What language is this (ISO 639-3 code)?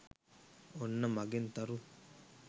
sin